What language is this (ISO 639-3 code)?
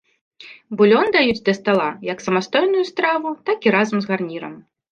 bel